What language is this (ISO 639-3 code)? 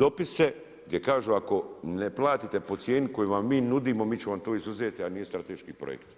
hrv